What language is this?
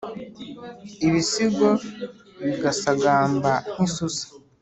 Kinyarwanda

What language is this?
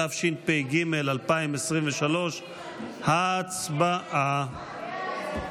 Hebrew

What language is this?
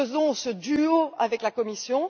French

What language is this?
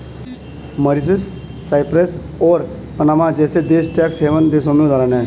Hindi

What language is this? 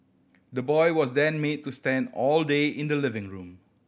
English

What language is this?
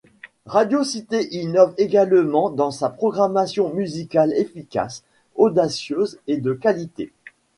French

